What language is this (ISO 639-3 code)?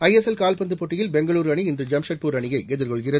tam